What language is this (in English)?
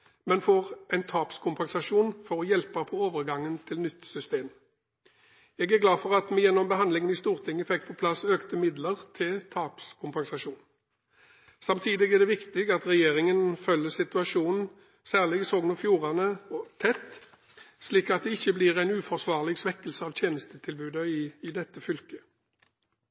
Norwegian Bokmål